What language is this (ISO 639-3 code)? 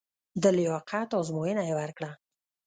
pus